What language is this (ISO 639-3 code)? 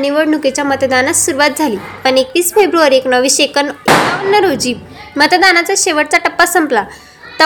mar